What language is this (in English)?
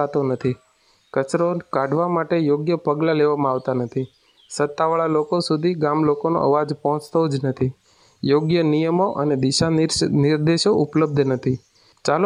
Gujarati